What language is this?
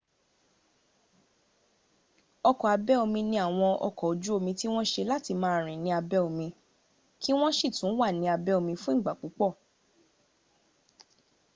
Yoruba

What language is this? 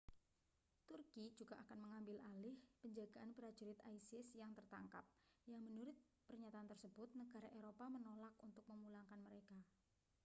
Indonesian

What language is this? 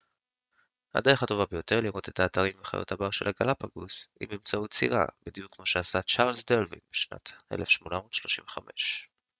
Hebrew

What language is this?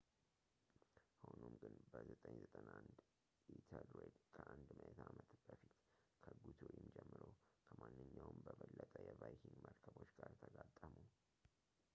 Amharic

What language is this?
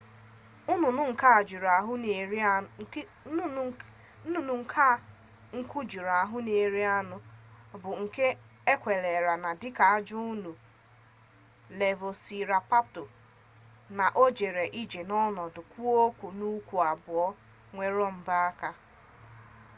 Igbo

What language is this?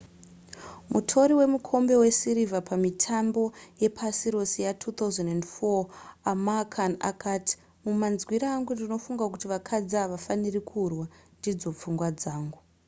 Shona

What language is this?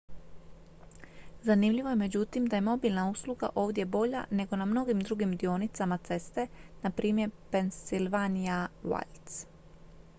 Croatian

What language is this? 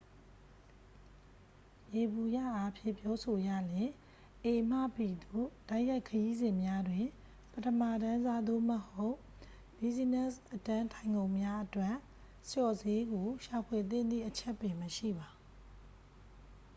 Burmese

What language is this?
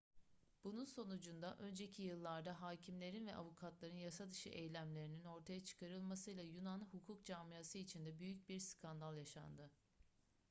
Turkish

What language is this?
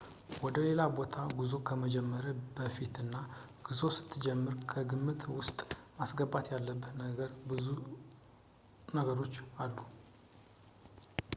Amharic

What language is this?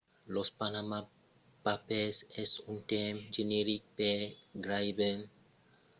Occitan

